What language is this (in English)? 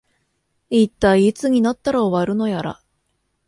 Japanese